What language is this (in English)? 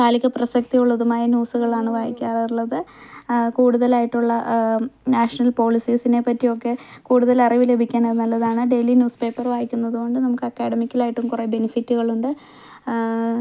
Malayalam